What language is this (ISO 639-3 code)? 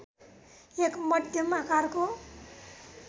nep